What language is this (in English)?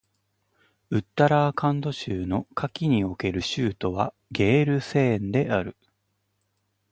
Japanese